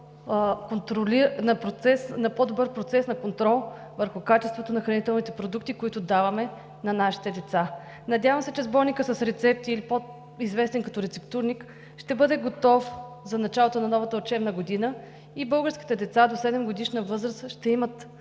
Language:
Bulgarian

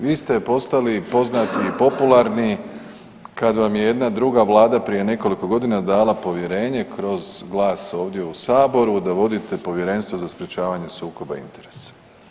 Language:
Croatian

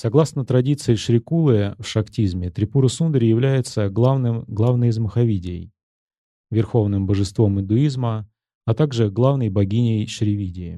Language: Russian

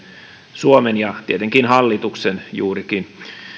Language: Finnish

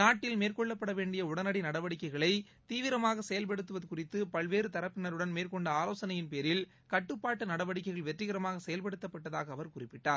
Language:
Tamil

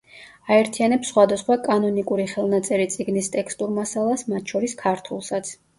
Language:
Georgian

